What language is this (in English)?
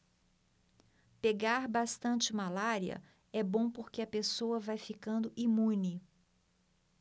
Portuguese